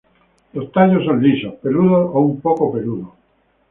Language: Spanish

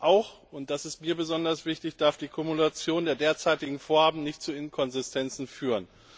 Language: German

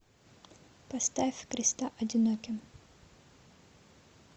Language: Russian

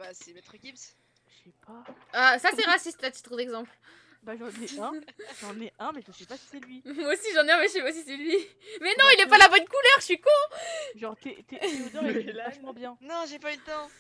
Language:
French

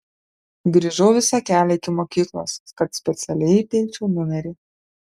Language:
Lithuanian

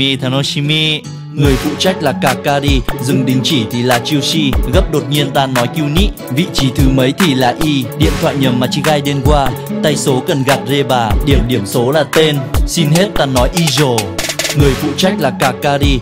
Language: Vietnamese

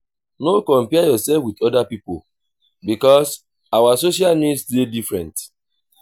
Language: Nigerian Pidgin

